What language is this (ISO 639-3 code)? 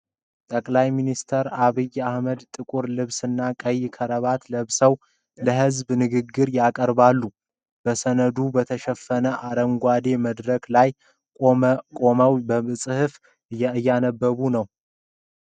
amh